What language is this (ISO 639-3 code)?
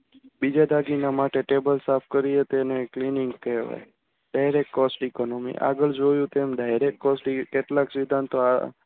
guj